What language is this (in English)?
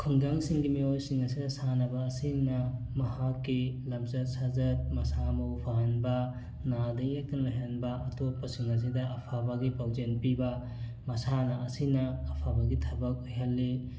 Manipuri